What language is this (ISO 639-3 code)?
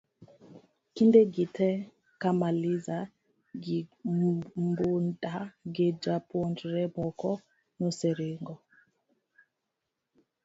luo